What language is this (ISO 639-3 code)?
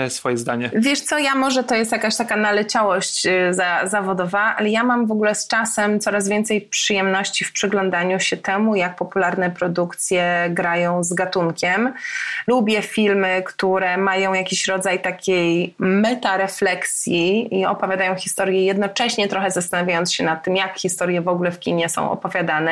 pol